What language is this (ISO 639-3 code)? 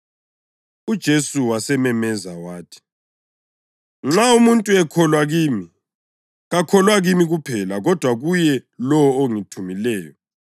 nde